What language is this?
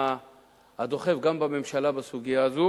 Hebrew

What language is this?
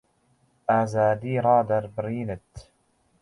Central Kurdish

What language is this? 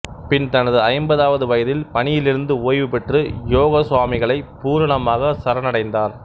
Tamil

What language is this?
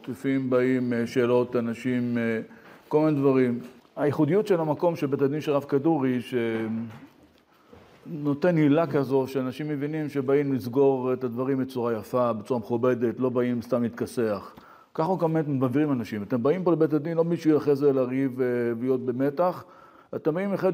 Hebrew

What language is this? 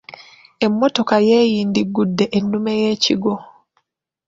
Ganda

